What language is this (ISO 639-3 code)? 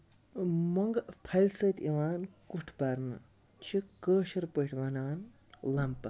kas